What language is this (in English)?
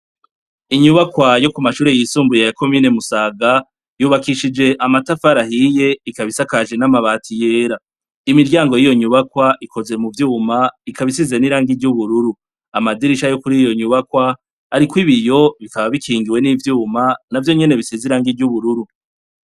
Rundi